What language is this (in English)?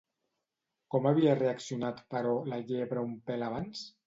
Catalan